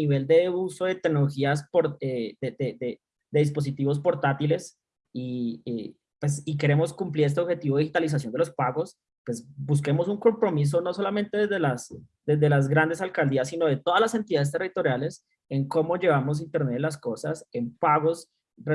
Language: Spanish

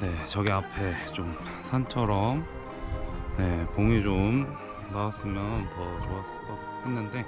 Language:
Korean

